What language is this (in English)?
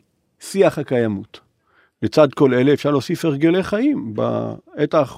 Hebrew